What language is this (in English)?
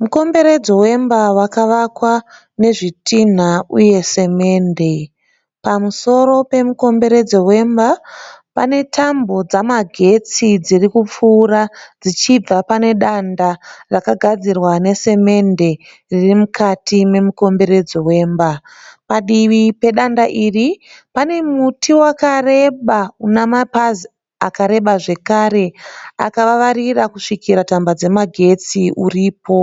Shona